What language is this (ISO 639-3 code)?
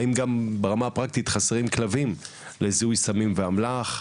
heb